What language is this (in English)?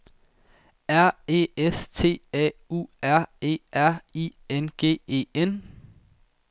Danish